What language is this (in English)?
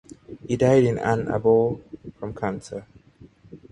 English